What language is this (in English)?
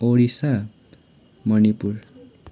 Nepali